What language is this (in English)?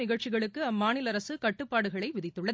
Tamil